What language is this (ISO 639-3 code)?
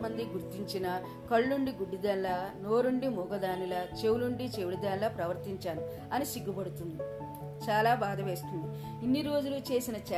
tel